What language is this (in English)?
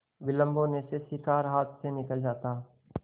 Hindi